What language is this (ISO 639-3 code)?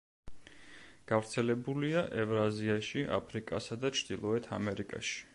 kat